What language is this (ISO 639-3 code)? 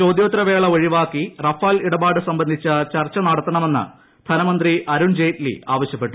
mal